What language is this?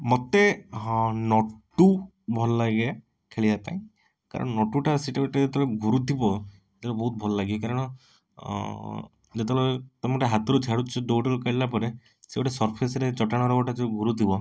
Odia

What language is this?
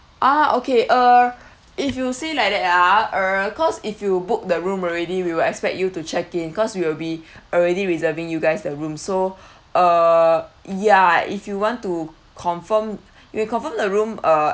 English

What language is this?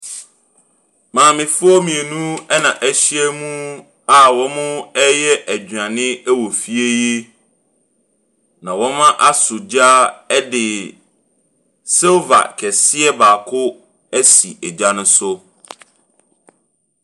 Akan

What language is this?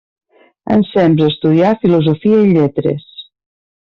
Catalan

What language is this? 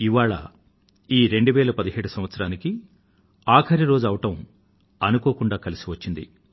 Telugu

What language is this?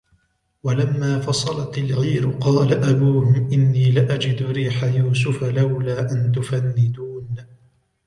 Arabic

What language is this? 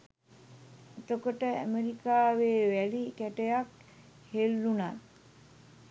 Sinhala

